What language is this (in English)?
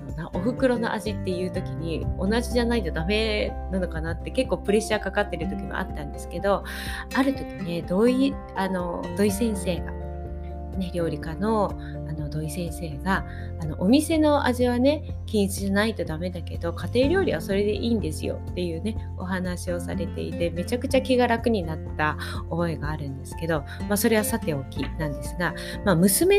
Japanese